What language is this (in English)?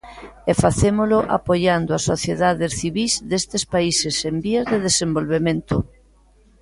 Galician